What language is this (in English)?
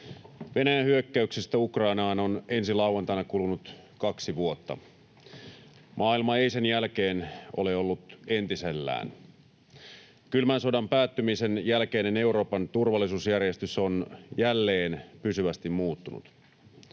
Finnish